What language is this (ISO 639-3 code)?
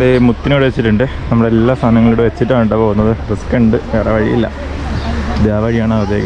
eng